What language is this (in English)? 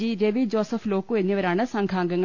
Malayalam